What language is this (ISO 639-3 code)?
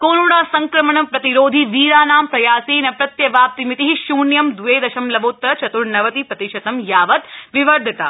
san